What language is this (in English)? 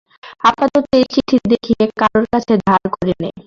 Bangla